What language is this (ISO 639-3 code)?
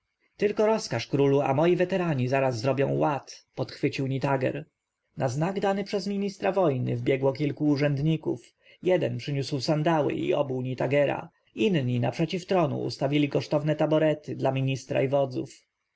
pol